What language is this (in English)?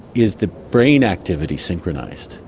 English